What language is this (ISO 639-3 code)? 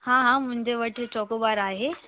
snd